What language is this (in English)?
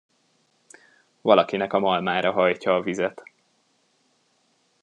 Hungarian